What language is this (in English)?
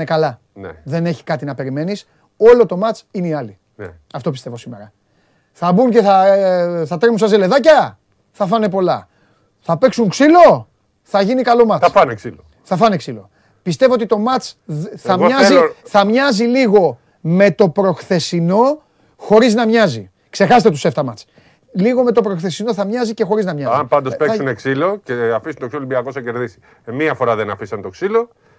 Greek